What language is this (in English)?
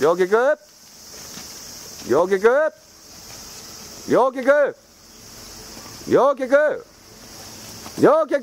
Japanese